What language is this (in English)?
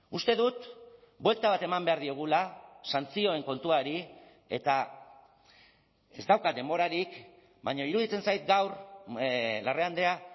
Basque